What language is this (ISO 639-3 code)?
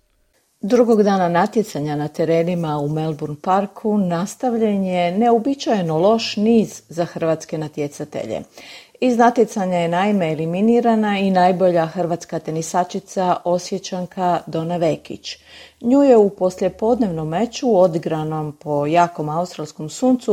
hrv